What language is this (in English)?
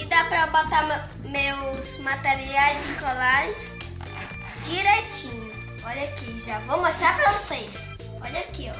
Portuguese